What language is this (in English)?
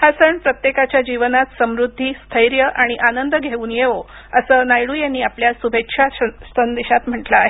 Marathi